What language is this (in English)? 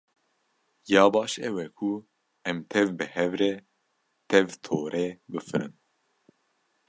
Kurdish